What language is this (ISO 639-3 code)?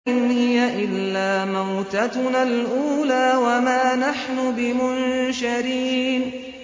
ara